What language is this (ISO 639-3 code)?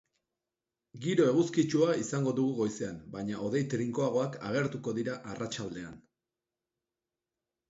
eus